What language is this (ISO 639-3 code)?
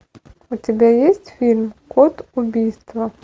rus